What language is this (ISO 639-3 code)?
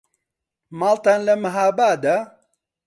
ckb